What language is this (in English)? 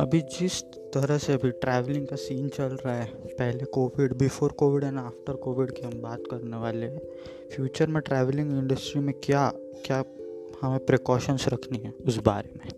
Hindi